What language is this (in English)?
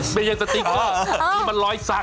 Thai